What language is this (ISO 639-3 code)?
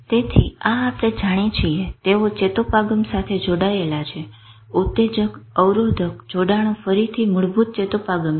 guj